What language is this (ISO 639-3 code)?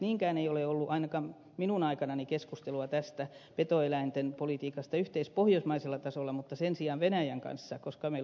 fin